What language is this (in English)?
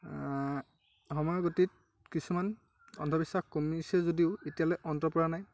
Assamese